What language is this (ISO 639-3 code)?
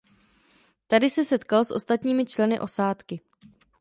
ces